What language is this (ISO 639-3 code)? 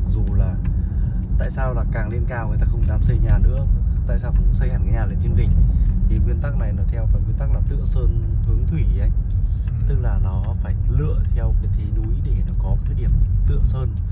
vie